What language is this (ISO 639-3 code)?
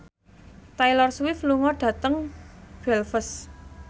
jav